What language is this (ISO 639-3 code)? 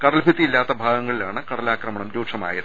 mal